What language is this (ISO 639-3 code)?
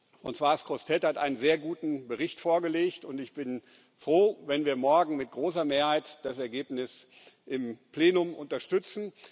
deu